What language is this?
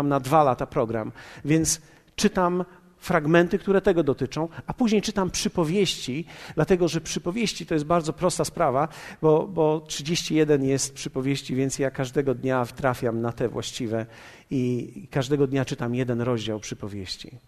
Polish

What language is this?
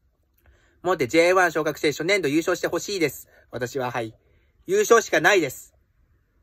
Japanese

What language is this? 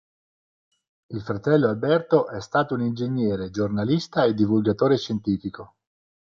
Italian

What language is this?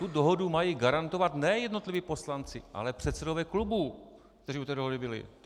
Czech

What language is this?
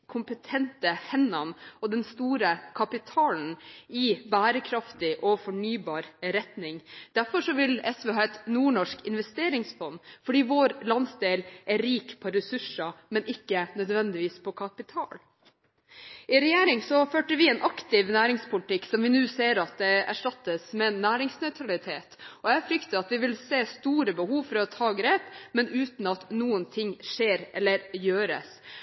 Norwegian Bokmål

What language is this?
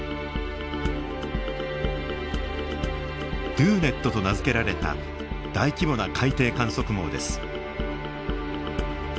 Japanese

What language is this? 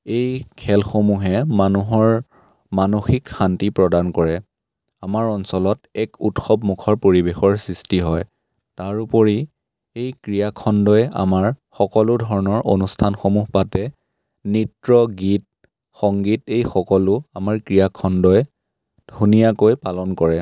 Assamese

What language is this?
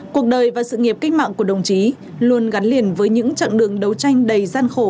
Vietnamese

